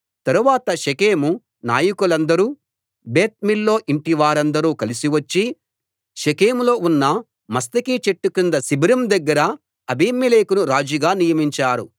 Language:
Telugu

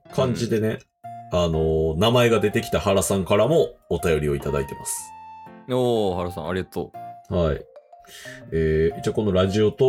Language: Japanese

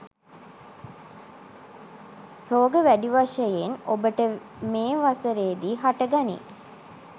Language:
Sinhala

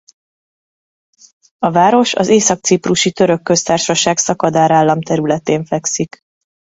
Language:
Hungarian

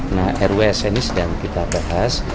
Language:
Indonesian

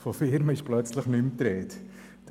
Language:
Swiss German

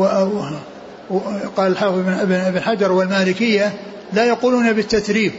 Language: Arabic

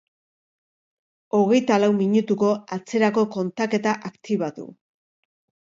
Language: Basque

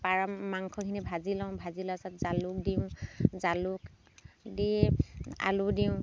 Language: Assamese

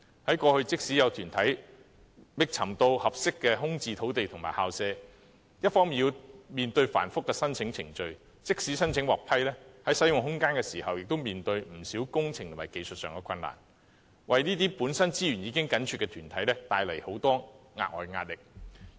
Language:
Cantonese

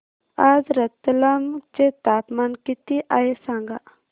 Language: Marathi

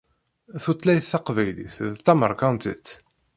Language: Kabyle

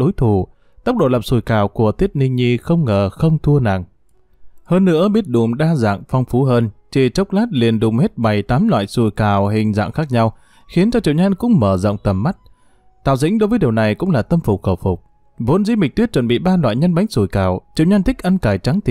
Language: Vietnamese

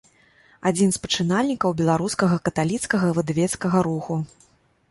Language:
Belarusian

